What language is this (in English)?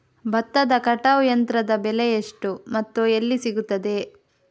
Kannada